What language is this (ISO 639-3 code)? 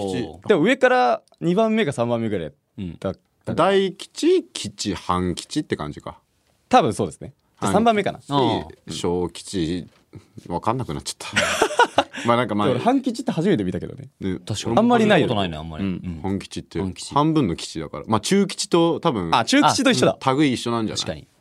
jpn